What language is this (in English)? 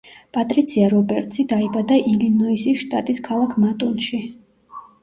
Georgian